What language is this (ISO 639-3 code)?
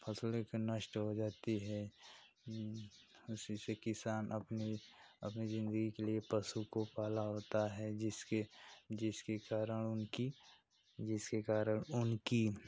hin